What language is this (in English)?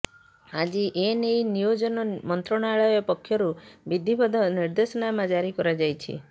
Odia